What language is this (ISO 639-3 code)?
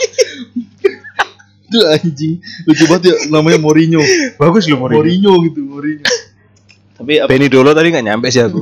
ind